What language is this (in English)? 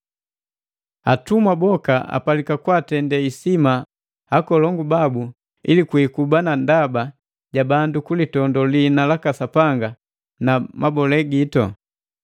Matengo